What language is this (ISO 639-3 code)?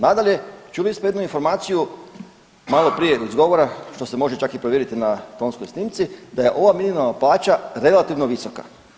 hrv